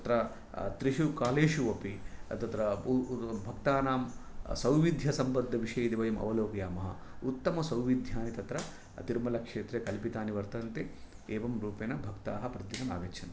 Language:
Sanskrit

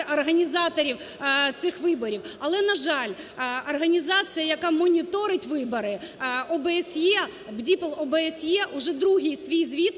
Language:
Ukrainian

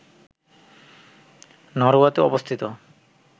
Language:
Bangla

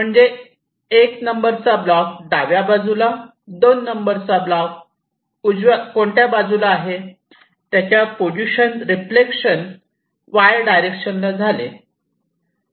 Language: Marathi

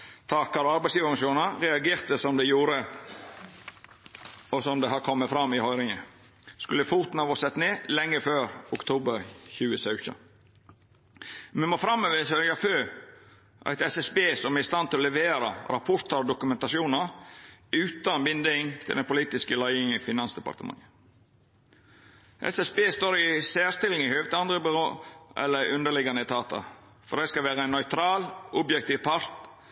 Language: Norwegian Nynorsk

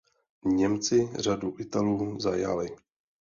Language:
Czech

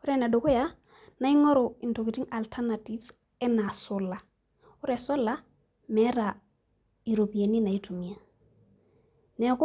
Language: Masai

